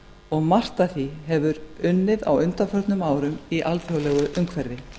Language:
Icelandic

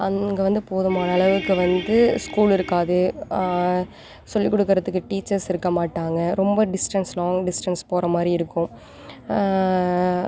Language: Tamil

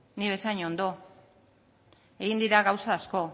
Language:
Basque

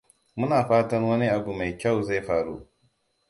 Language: Hausa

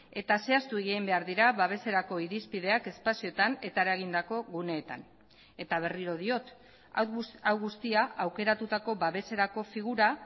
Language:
Basque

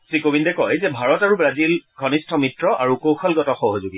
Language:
Assamese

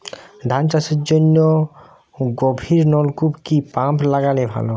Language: Bangla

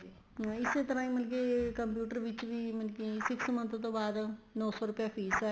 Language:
Punjabi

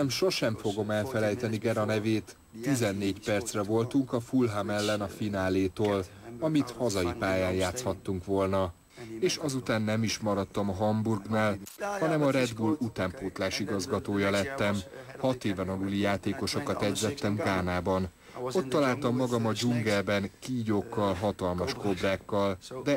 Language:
Hungarian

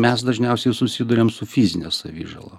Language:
Lithuanian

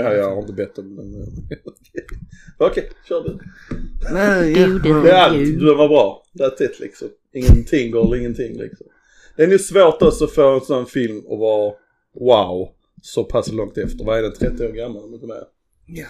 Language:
Swedish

